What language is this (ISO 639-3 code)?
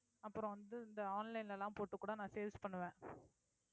tam